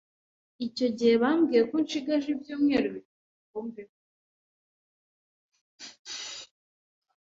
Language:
Kinyarwanda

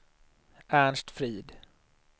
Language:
Swedish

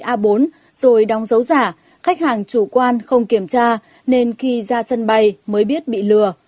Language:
Vietnamese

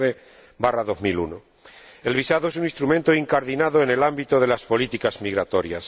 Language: Spanish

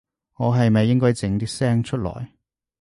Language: Cantonese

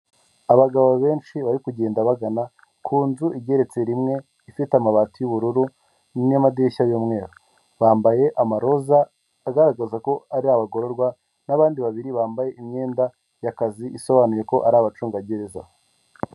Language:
Kinyarwanda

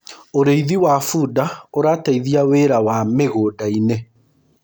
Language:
Kikuyu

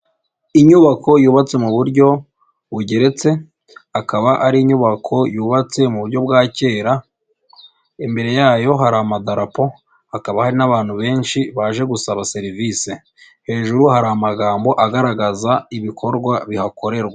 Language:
Kinyarwanda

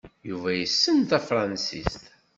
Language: Kabyle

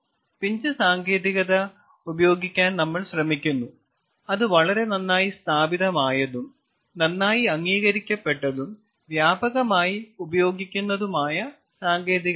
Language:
Malayalam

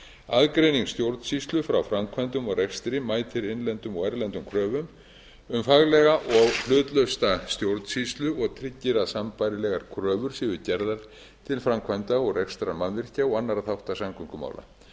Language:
Icelandic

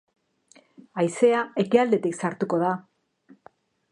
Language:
Basque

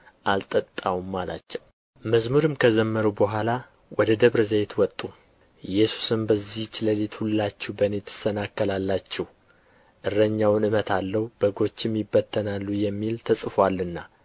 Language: Amharic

